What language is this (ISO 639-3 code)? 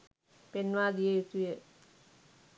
sin